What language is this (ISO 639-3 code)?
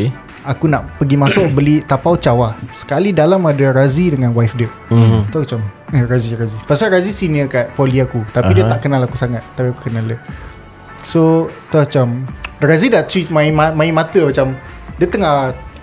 msa